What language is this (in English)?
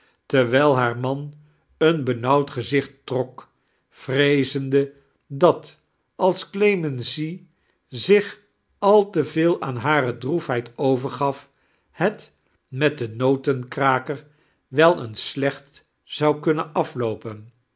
Dutch